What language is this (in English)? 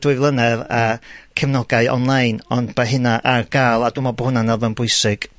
Welsh